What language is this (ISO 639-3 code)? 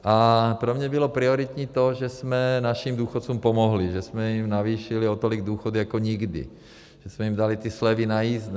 ces